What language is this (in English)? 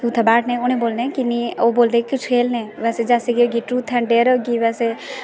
Dogri